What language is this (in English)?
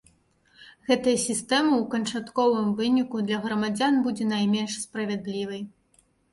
Belarusian